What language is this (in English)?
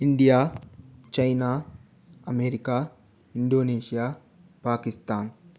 Telugu